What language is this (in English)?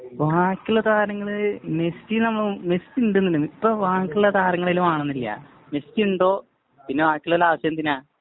Malayalam